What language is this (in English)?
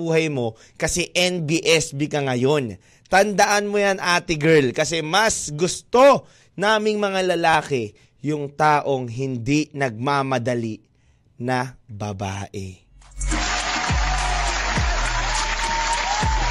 Filipino